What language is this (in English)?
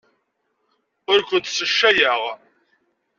Kabyle